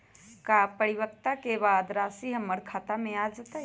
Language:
Magahi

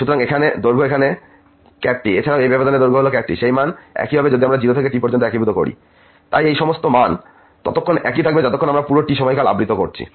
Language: Bangla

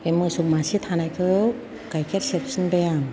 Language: Bodo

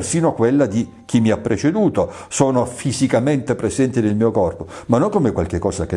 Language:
Italian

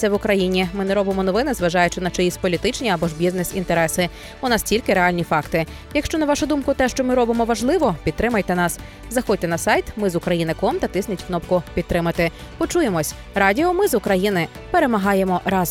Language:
Ukrainian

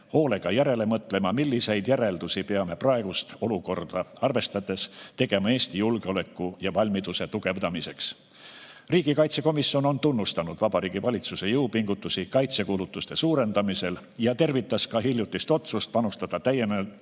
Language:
Estonian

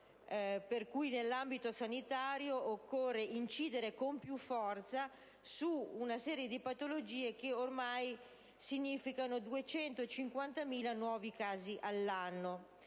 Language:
Italian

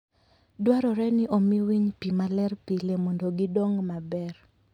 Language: Luo (Kenya and Tanzania)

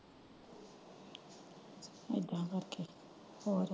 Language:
Punjabi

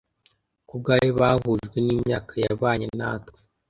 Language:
Kinyarwanda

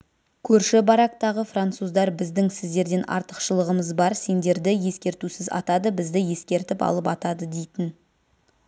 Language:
Kazakh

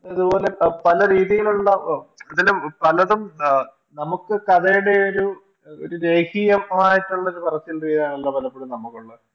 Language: Malayalam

